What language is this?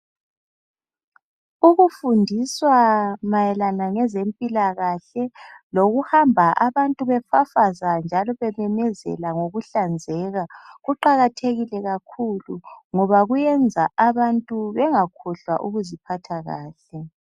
North Ndebele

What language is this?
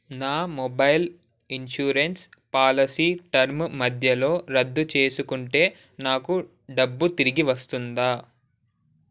Telugu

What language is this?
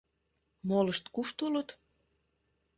Mari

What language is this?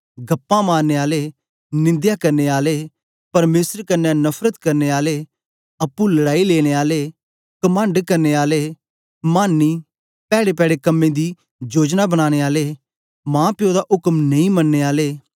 Dogri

